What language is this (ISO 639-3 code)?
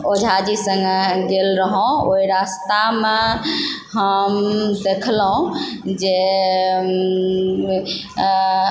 mai